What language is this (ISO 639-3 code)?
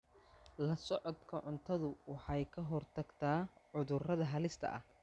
som